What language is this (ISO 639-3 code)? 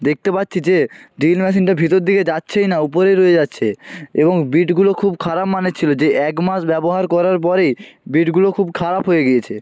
ben